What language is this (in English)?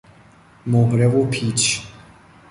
Persian